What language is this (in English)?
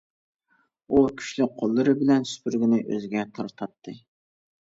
Uyghur